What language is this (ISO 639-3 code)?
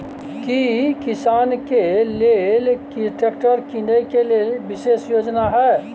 mai